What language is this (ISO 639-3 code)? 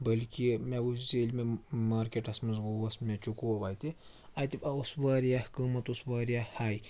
kas